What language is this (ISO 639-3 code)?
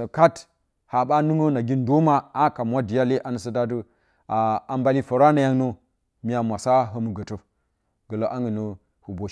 bcy